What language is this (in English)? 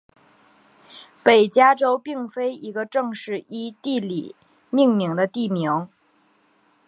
Chinese